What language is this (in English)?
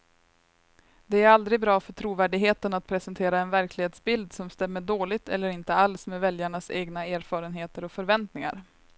Swedish